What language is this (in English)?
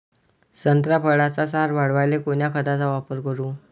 Marathi